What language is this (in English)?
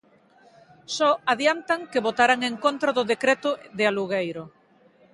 Galician